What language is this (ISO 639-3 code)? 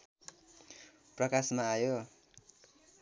nep